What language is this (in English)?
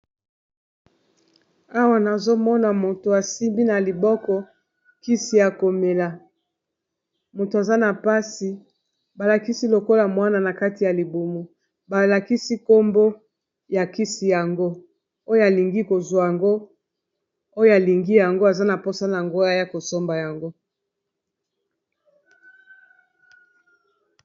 Lingala